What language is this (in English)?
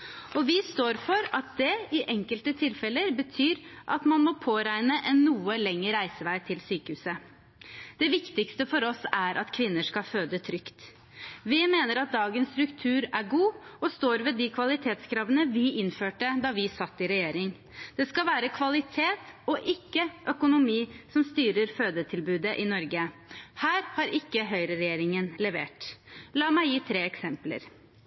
Norwegian Bokmål